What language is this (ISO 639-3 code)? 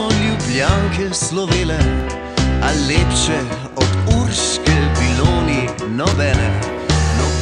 ron